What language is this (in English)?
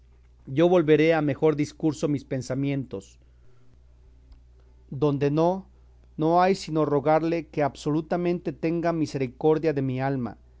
Spanish